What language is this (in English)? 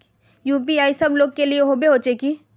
Magahi